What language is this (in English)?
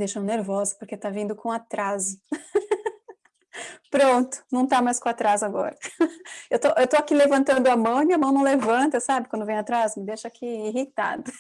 Portuguese